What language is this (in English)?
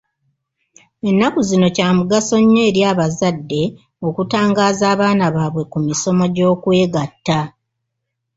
Ganda